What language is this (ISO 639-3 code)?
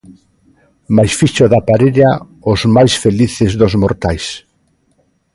glg